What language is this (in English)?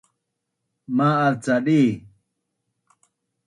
Bunun